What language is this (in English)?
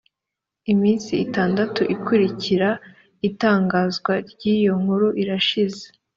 Kinyarwanda